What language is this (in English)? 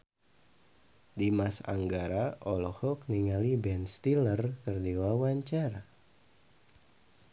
Sundanese